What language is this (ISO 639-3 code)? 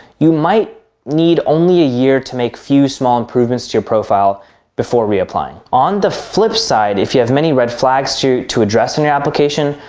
eng